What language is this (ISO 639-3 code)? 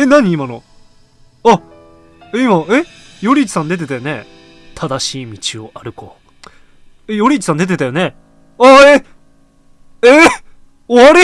jpn